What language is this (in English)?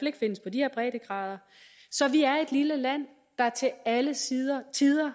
Danish